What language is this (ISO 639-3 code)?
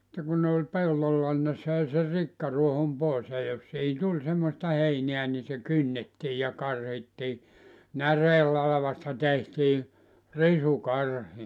fin